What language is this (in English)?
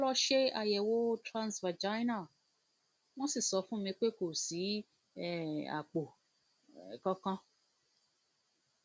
Yoruba